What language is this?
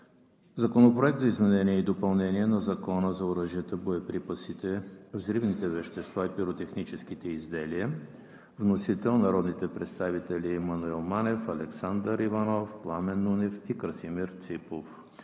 Bulgarian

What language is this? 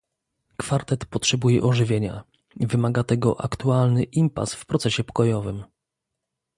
Polish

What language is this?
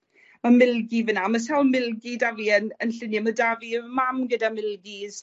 Welsh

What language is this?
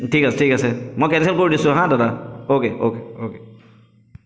Assamese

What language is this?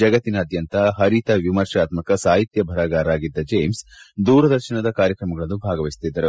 Kannada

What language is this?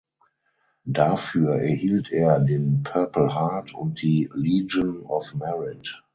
German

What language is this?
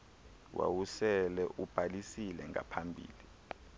Xhosa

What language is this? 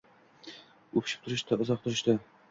Uzbek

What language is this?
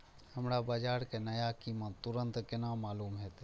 Maithili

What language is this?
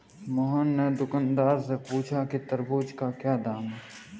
Hindi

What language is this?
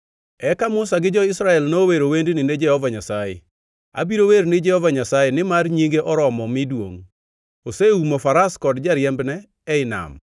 Luo (Kenya and Tanzania)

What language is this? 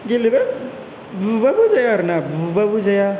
Bodo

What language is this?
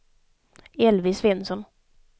Swedish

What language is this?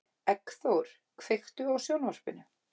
Icelandic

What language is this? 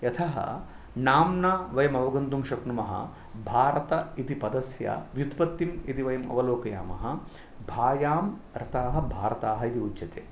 Sanskrit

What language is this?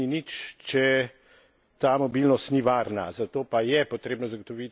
Slovenian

